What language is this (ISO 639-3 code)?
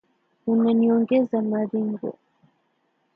swa